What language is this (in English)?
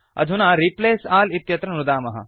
Sanskrit